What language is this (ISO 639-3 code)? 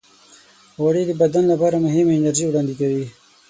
pus